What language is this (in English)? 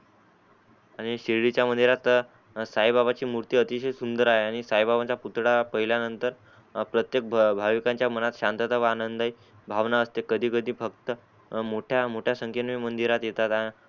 Marathi